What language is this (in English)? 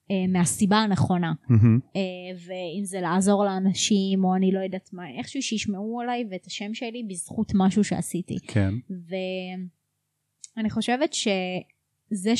Hebrew